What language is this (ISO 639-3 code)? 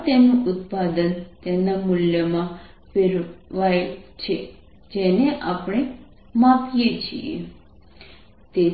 guj